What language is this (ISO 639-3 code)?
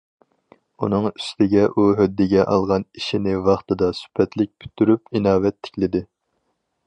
uig